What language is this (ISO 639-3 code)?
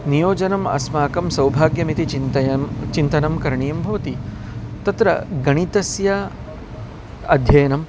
san